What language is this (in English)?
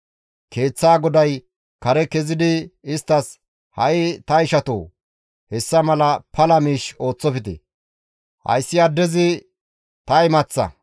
Gamo